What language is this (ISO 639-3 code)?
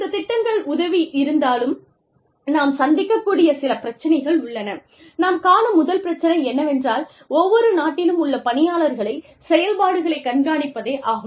tam